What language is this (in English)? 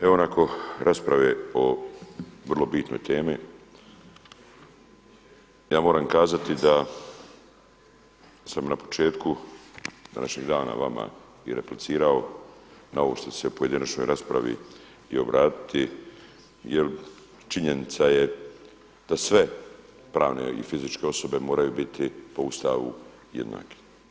Croatian